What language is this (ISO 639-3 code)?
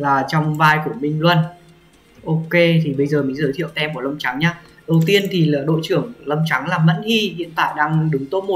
vie